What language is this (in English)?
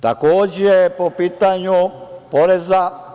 Serbian